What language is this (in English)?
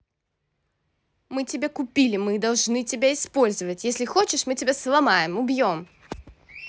Russian